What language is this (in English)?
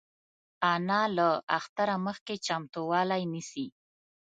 Pashto